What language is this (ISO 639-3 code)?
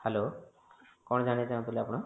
ori